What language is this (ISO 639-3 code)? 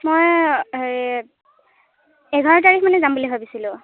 asm